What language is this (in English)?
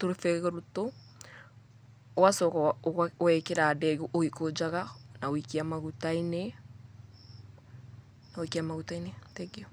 Kikuyu